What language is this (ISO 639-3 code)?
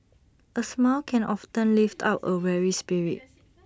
eng